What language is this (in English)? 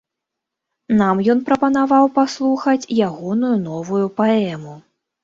Belarusian